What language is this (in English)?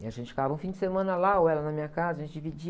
Portuguese